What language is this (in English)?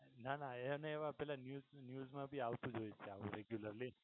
Gujarati